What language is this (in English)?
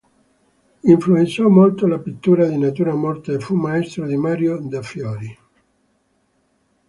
Italian